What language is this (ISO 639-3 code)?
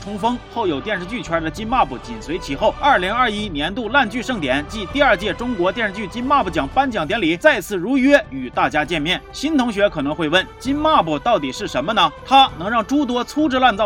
zho